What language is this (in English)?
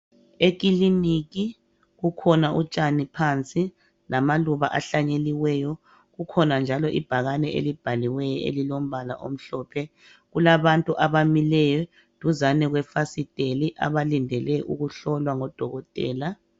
North Ndebele